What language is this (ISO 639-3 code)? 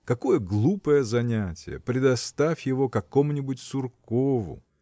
rus